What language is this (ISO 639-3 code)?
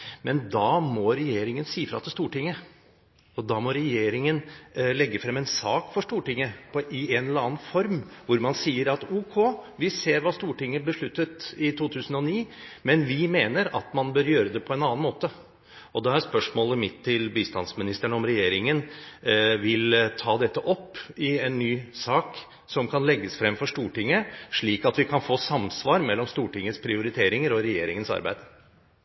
nob